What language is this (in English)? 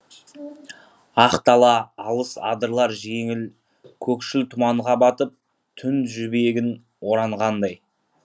Kazakh